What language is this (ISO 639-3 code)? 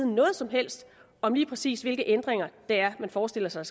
dan